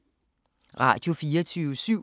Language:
Danish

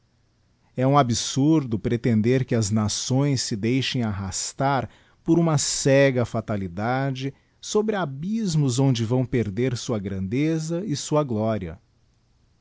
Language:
Portuguese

